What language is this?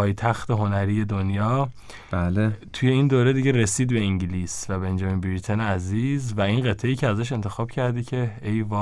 Persian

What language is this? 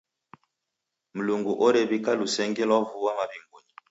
Taita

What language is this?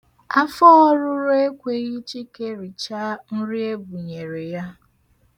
Igbo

